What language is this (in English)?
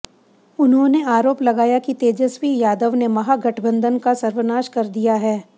Hindi